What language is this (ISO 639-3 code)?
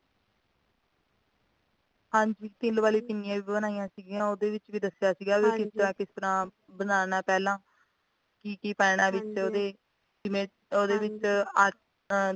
pan